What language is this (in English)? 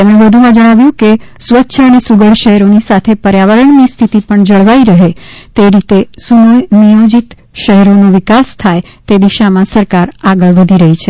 Gujarati